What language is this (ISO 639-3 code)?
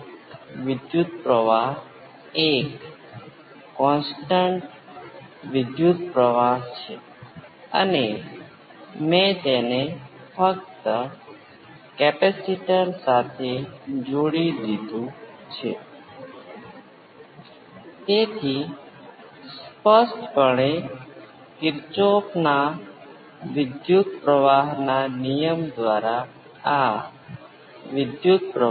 guj